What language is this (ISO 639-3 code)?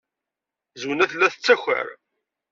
kab